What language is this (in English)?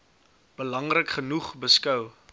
Afrikaans